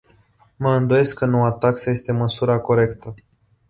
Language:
Romanian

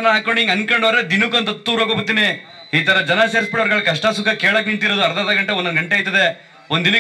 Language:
Arabic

